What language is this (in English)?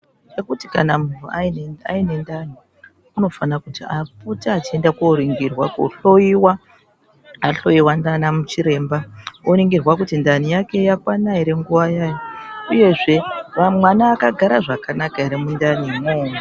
Ndau